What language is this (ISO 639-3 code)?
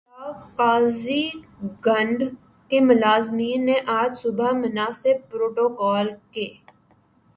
urd